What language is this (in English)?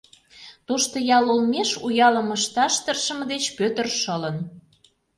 Mari